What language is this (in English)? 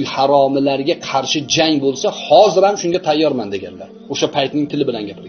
Turkish